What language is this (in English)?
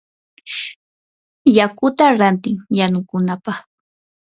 Yanahuanca Pasco Quechua